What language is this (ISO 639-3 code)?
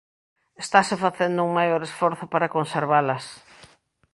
glg